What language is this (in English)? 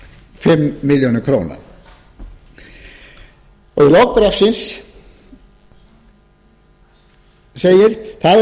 Icelandic